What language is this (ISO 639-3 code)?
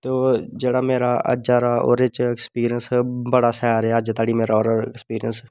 doi